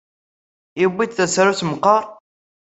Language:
Kabyle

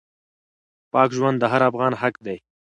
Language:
Pashto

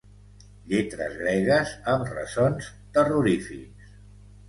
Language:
Catalan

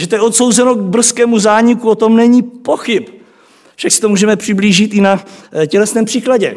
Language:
Czech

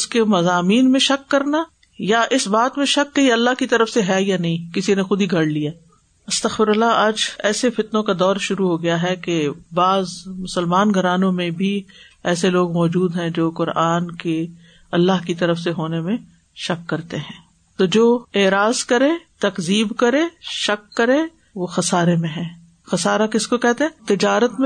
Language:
Urdu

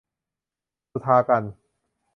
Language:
Thai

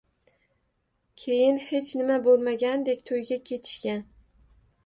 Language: Uzbek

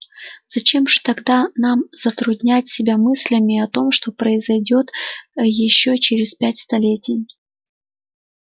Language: Russian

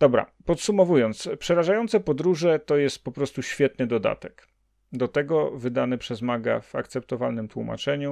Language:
Polish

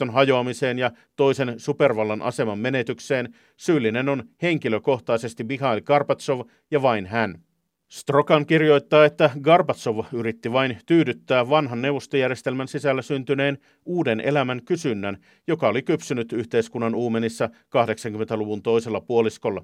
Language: Finnish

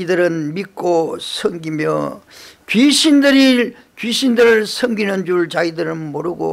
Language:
Korean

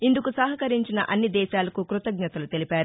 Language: Telugu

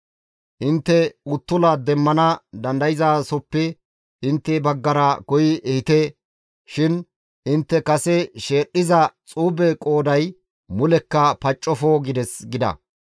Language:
Gamo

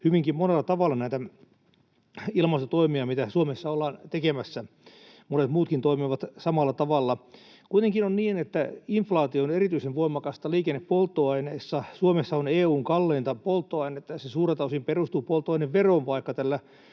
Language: Finnish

